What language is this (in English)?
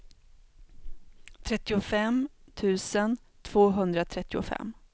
Swedish